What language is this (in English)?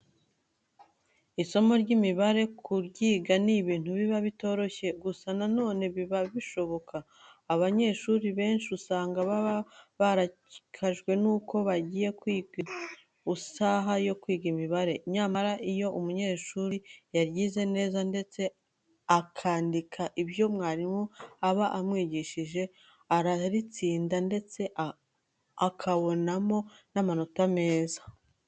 Kinyarwanda